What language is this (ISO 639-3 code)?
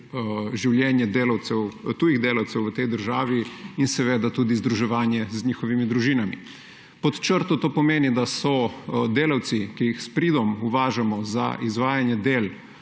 slv